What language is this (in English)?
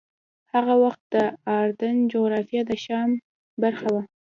Pashto